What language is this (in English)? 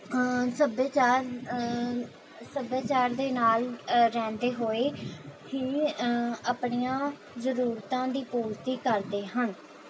Punjabi